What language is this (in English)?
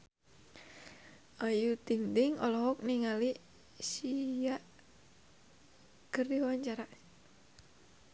Sundanese